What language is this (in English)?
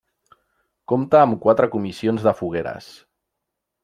Catalan